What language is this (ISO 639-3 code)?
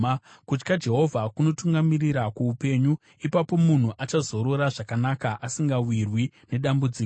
sna